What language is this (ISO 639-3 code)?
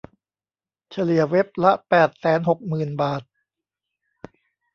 tha